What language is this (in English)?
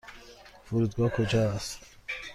Persian